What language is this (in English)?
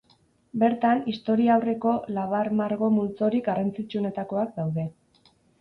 Basque